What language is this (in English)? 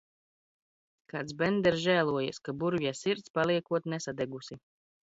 Latvian